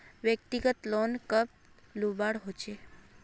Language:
Magahi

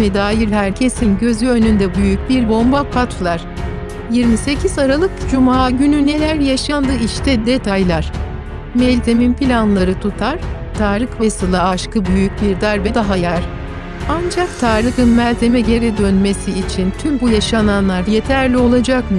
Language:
Turkish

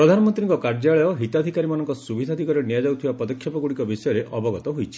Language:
Odia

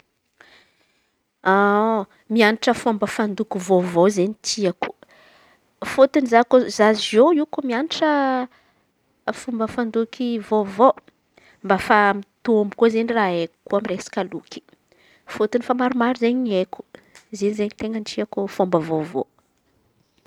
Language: Antankarana Malagasy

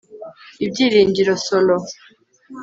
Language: Kinyarwanda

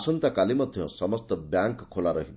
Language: Odia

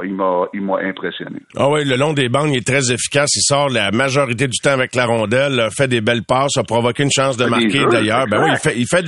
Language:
French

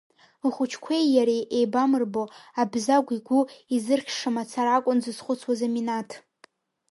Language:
Abkhazian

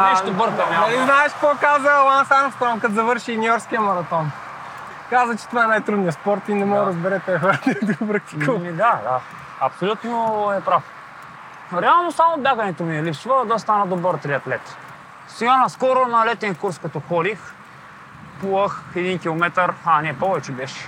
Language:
Bulgarian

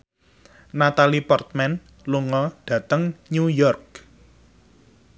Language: Javanese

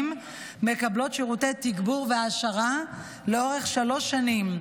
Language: Hebrew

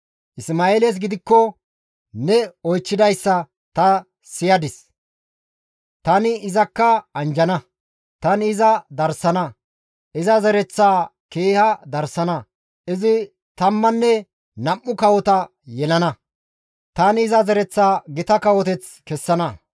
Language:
Gamo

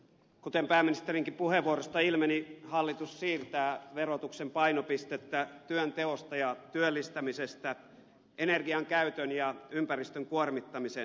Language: Finnish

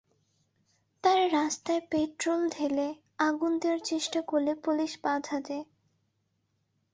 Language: Bangla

